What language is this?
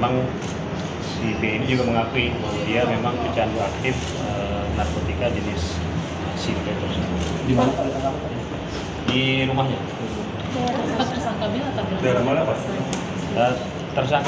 Indonesian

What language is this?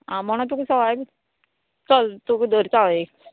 Konkani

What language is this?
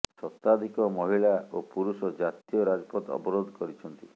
Odia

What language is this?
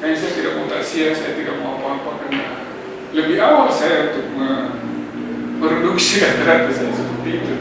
Indonesian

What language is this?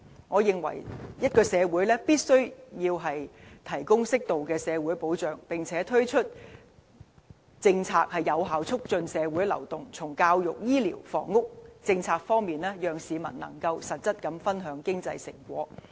Cantonese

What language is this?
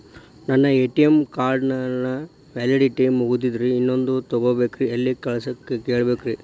Kannada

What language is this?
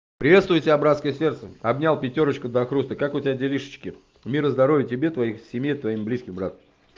Russian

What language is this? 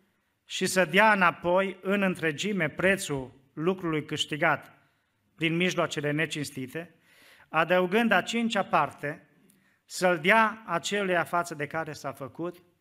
Romanian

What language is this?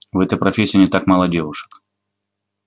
Russian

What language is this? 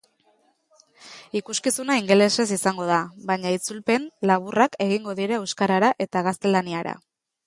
Basque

